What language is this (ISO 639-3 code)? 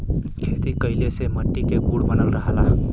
bho